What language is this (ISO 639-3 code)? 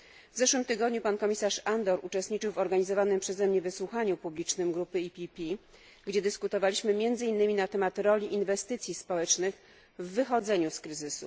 pol